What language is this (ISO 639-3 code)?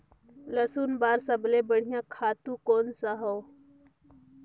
hne